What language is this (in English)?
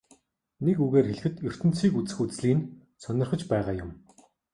Mongolian